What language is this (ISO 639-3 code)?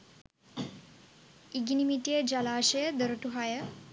sin